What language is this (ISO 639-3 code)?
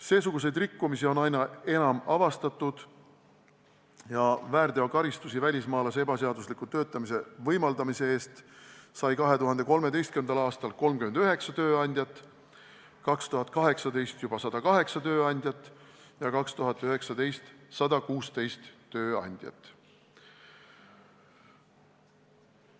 est